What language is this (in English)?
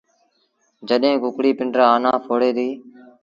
Sindhi Bhil